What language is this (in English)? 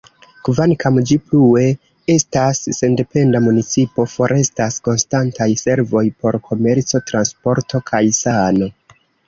Esperanto